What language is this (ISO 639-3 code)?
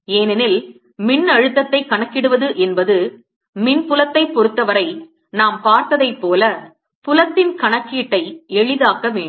tam